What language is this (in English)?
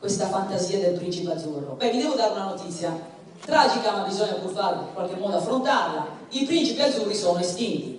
Italian